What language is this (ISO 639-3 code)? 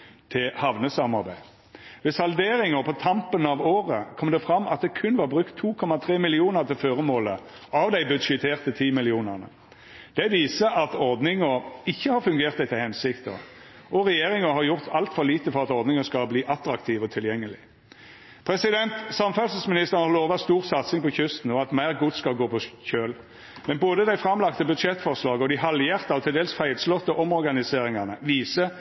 nno